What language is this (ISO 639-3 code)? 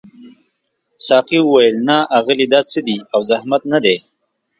pus